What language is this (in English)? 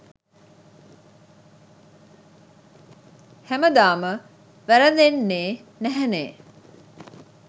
Sinhala